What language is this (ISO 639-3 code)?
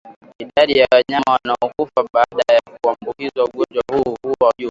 swa